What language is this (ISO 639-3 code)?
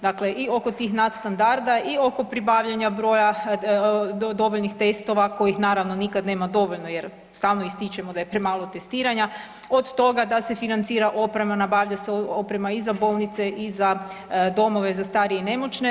hrv